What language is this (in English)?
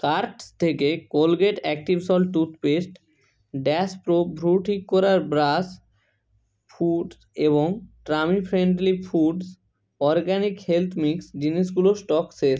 Bangla